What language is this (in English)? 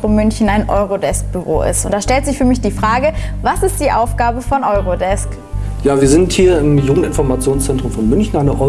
German